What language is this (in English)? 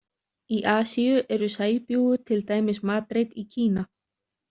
Icelandic